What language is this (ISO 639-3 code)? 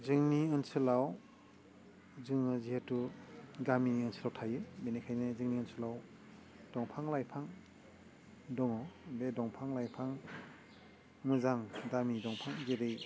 brx